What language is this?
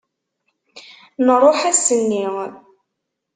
Kabyle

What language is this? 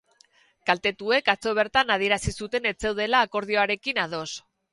Basque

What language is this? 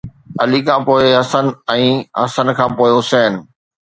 Sindhi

